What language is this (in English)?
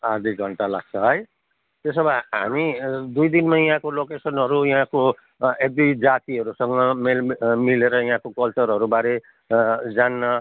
Nepali